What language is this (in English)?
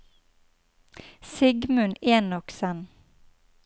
Norwegian